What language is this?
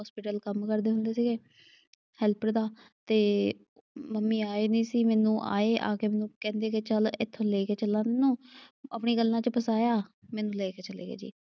Punjabi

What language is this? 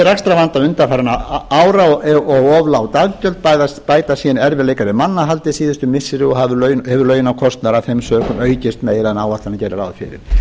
Icelandic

